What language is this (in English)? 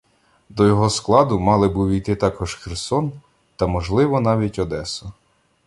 Ukrainian